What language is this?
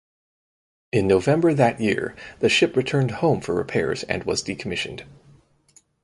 English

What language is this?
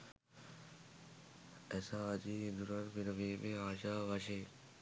Sinhala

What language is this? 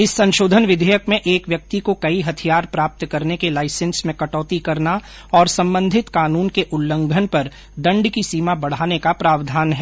Hindi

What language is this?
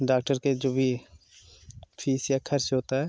Hindi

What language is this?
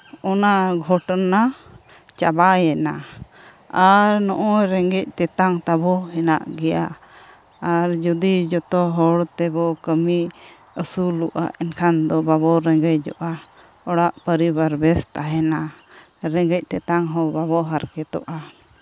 Santali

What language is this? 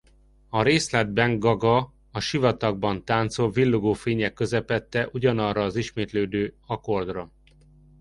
Hungarian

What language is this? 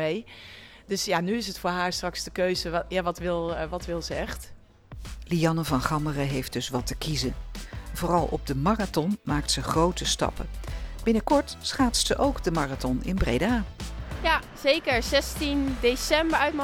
Dutch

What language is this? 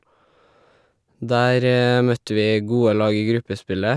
Norwegian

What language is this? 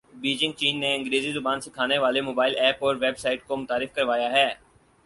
Urdu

